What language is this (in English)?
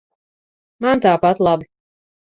Latvian